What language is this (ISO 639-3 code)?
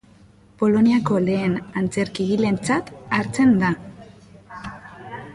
eus